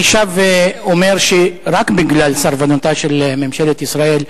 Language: Hebrew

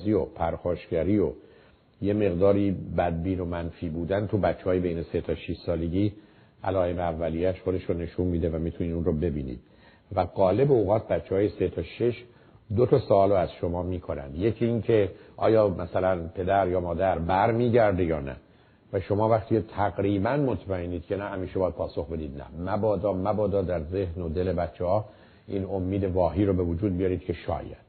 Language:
Persian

